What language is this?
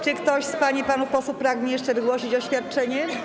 Polish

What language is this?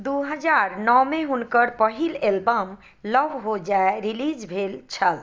Maithili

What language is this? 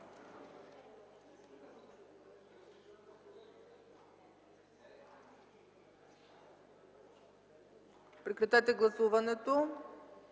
Bulgarian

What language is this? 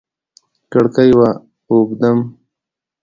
Pashto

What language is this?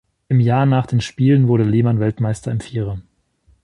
German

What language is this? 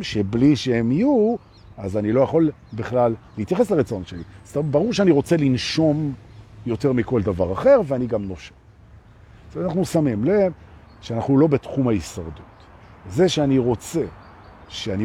Hebrew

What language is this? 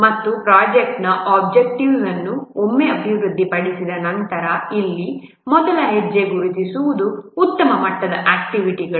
Kannada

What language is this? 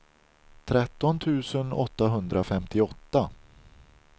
Swedish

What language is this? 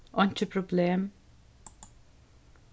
Faroese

